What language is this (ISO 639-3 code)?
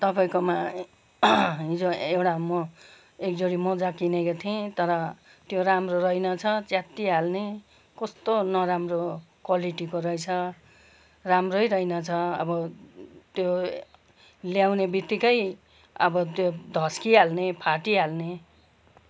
nep